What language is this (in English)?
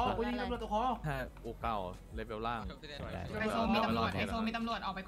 Thai